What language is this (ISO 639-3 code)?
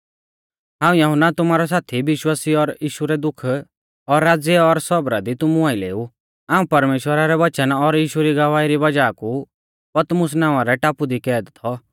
bfz